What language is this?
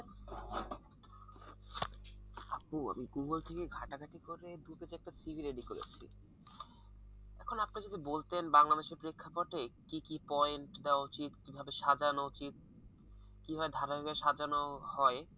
Bangla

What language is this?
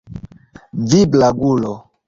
Esperanto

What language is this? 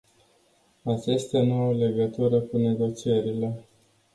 Romanian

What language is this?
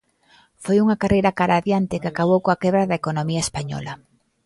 Galician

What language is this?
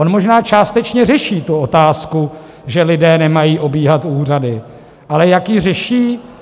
Czech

